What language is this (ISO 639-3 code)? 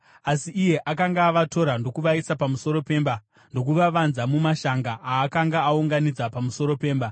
sna